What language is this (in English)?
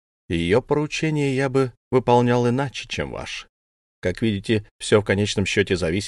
Russian